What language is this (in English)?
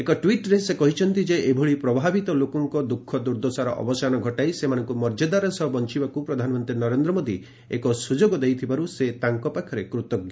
Odia